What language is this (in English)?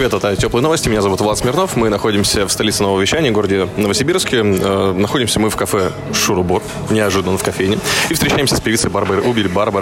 Russian